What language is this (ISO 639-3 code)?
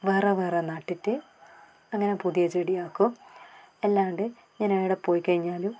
mal